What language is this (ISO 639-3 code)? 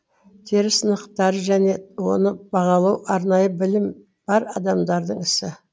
kaz